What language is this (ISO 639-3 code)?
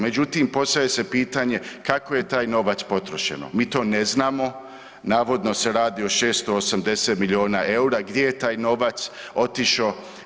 hrv